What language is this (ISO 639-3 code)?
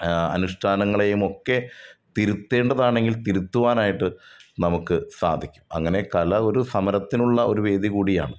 mal